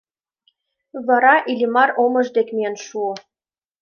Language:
Mari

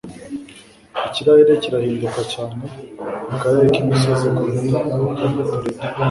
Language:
Kinyarwanda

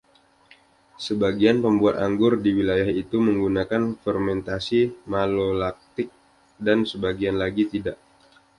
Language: Indonesian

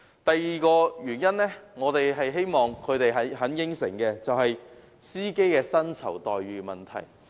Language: Cantonese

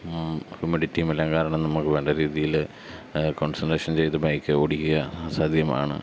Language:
Malayalam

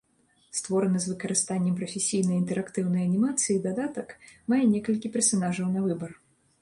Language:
Belarusian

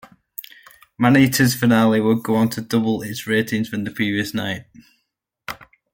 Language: English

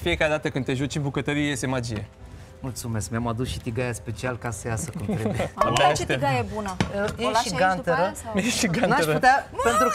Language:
Romanian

